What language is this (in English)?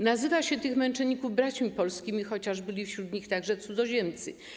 Polish